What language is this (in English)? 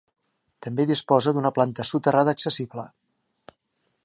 Catalan